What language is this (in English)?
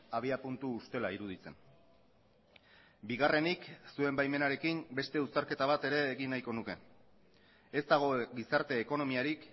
Basque